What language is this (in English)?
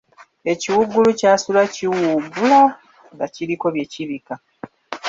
Ganda